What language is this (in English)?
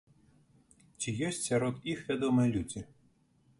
Belarusian